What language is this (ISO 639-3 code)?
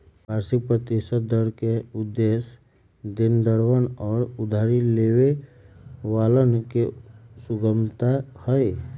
mag